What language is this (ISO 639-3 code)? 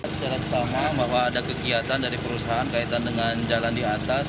ind